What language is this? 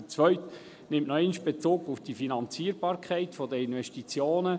Swiss German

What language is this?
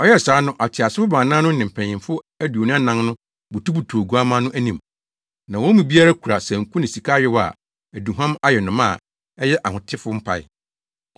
Akan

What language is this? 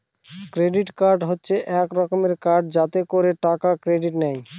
Bangla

